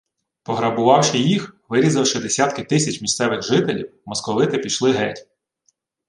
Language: Ukrainian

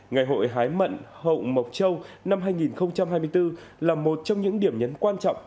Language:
Vietnamese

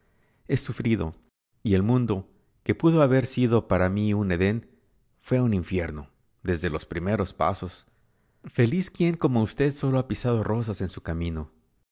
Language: Spanish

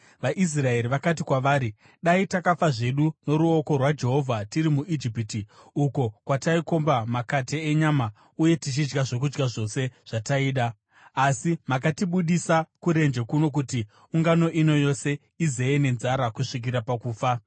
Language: Shona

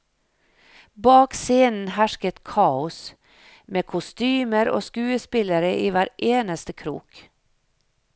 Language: Norwegian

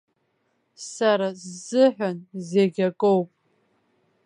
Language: Abkhazian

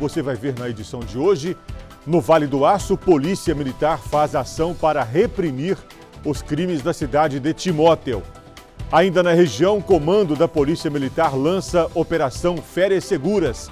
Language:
Portuguese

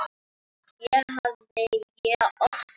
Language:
Icelandic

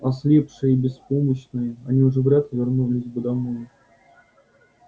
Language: Russian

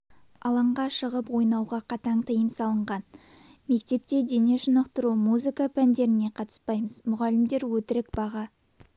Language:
Kazakh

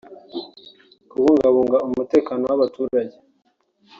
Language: Kinyarwanda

